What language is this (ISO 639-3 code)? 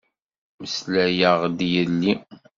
kab